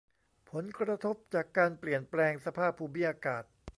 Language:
Thai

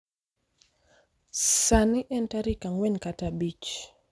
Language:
Luo (Kenya and Tanzania)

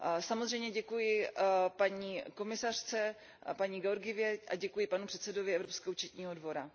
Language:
Czech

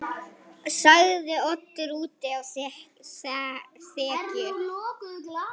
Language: Icelandic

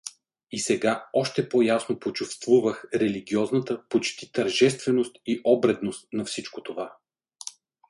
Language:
Bulgarian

